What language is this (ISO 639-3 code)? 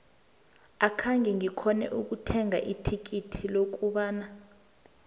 nbl